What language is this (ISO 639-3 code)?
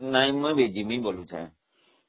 ori